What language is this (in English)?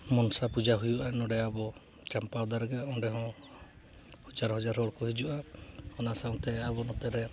Santali